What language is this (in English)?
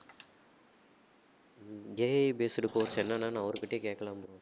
Tamil